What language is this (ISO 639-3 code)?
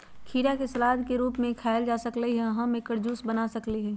mag